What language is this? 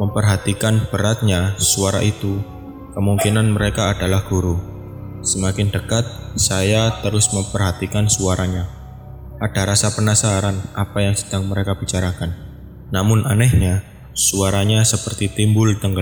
Indonesian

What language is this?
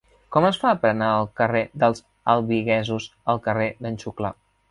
Catalan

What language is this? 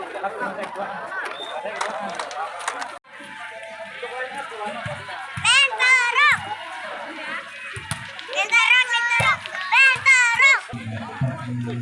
Indonesian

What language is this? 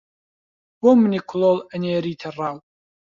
Central Kurdish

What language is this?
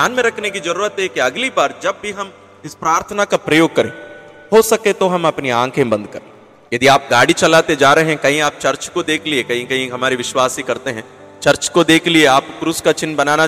Hindi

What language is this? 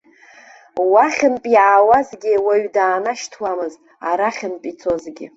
Abkhazian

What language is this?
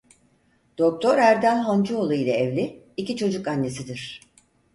Turkish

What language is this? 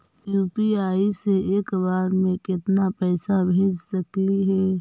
Magahi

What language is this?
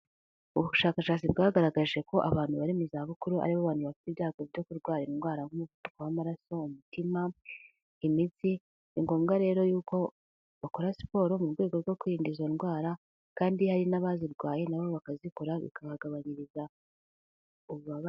Kinyarwanda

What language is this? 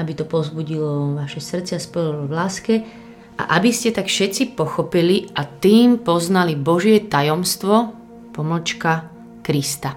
Slovak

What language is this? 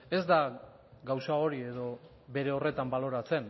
Basque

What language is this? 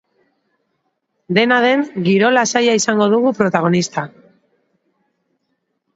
Basque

